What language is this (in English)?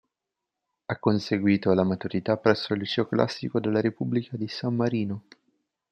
Italian